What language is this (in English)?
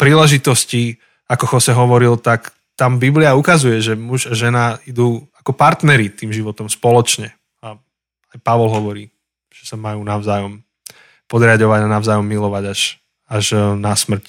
Slovak